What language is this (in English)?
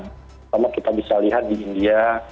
Indonesian